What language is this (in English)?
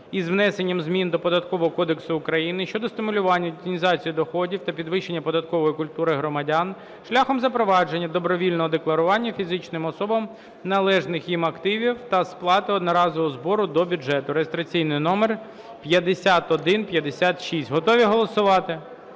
Ukrainian